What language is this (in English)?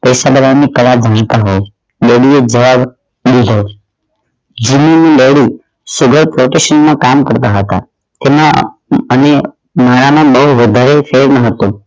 Gujarati